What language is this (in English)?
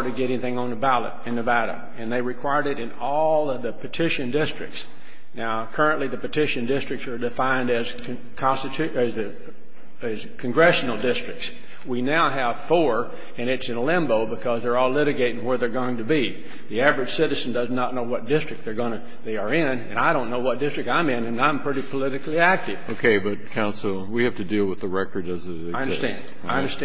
English